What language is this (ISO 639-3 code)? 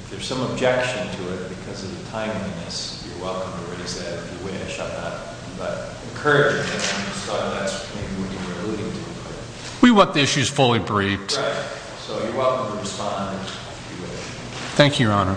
eng